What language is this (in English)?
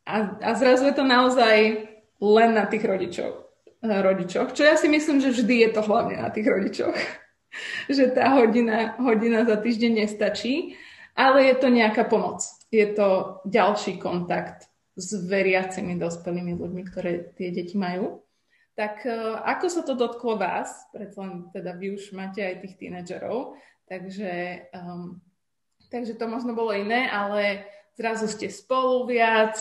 Slovak